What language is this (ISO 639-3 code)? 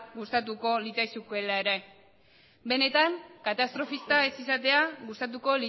eus